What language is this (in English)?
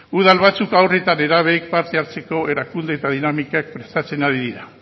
Basque